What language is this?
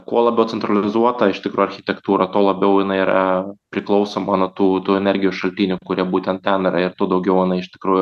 Lithuanian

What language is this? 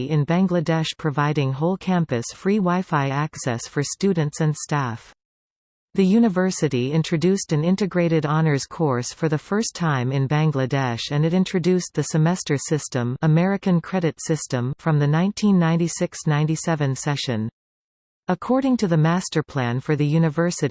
English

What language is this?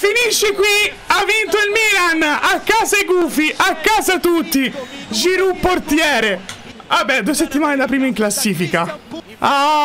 Italian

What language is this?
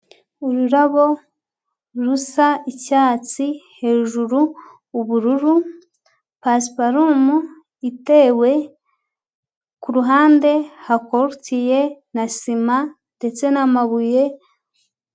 Kinyarwanda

